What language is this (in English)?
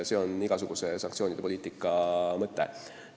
Estonian